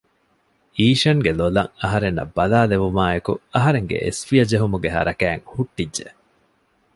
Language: Divehi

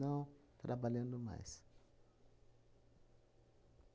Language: Portuguese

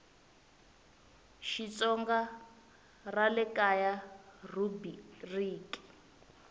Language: Tsonga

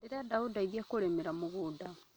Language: Kikuyu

